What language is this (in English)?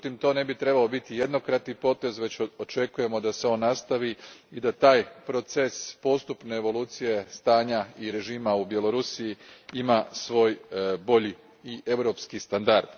Croatian